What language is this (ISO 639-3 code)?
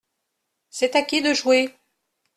fra